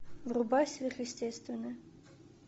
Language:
Russian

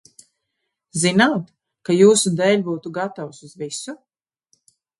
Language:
Latvian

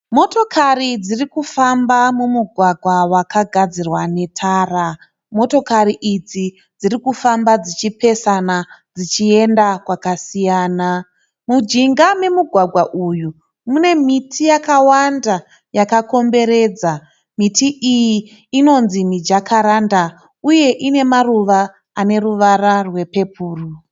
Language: Shona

